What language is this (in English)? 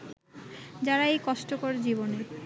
Bangla